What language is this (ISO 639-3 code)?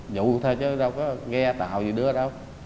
vie